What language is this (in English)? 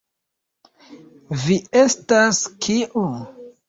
Esperanto